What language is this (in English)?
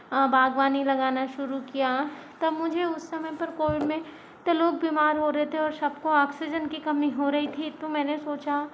Hindi